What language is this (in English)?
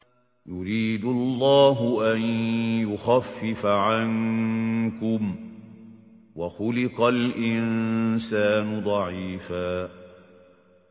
Arabic